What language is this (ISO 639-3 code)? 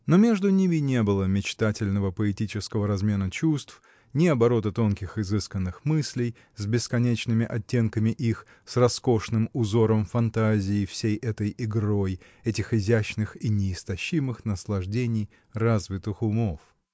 rus